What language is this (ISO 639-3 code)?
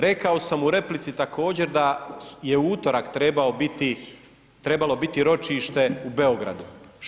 hrv